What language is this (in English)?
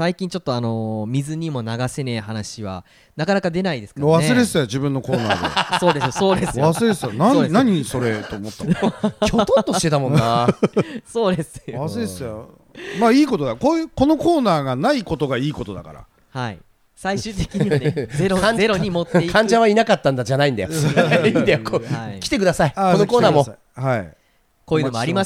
Japanese